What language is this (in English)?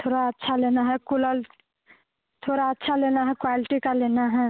Hindi